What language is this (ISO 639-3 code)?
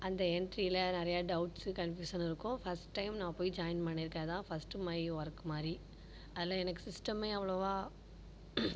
tam